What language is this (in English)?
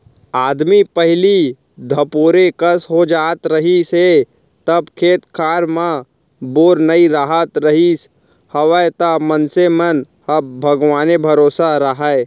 Chhattisgarhi